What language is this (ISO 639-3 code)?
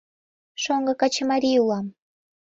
chm